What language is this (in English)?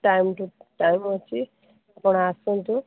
Odia